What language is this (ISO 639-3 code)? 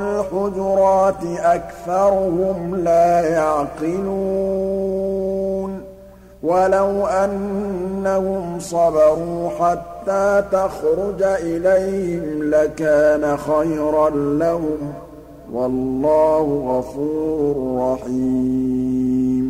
ara